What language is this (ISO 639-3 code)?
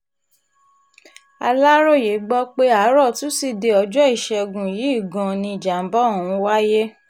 yor